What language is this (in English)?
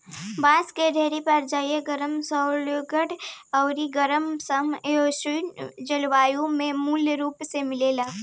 Bhojpuri